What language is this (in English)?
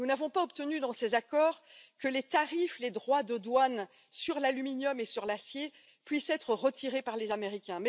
French